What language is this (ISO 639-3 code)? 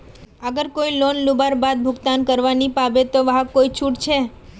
mag